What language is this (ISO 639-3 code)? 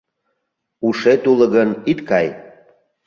chm